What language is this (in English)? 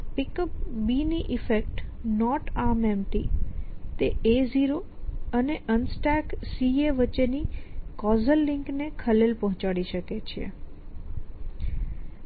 Gujarati